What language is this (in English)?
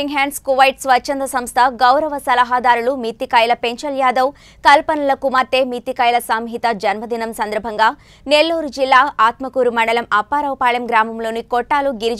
Hindi